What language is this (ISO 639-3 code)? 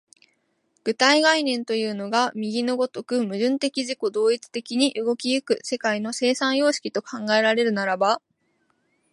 jpn